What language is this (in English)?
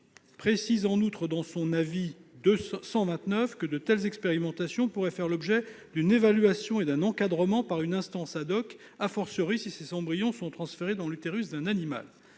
French